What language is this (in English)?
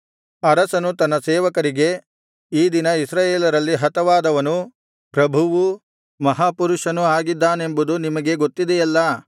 Kannada